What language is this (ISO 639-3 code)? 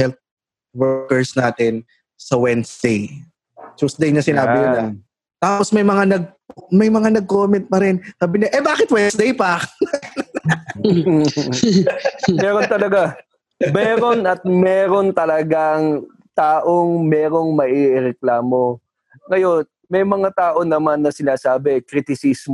fil